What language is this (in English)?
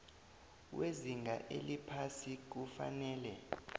South Ndebele